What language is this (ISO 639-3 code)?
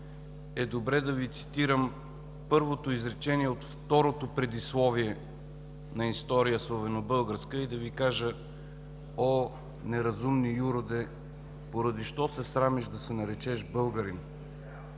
bul